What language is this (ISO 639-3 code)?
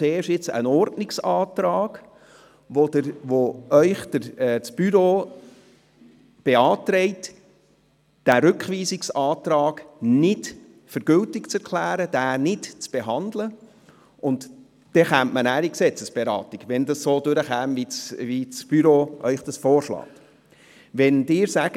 gsw